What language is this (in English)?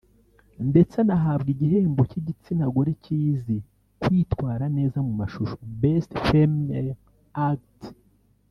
Kinyarwanda